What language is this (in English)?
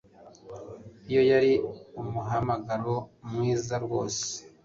Kinyarwanda